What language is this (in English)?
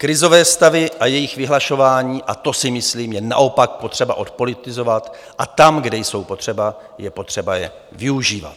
Czech